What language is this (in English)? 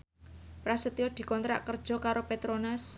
Javanese